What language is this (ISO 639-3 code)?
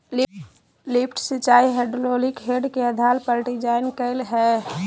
mag